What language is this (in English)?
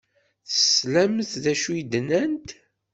Kabyle